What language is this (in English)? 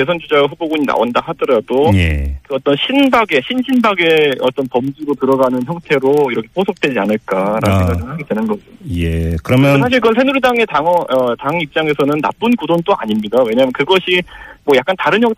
Korean